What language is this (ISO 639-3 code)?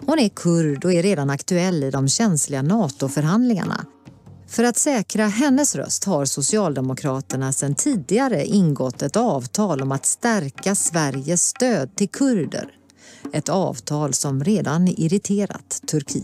swe